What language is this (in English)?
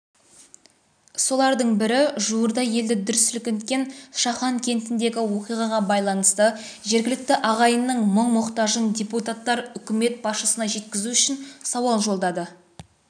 Kazakh